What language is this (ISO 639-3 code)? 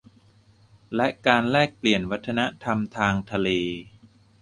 tha